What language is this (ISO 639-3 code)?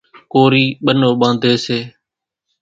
gjk